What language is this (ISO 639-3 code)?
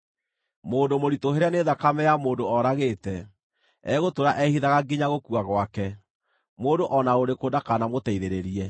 kik